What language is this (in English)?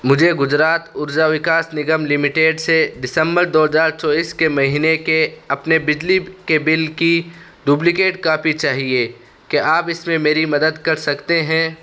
Urdu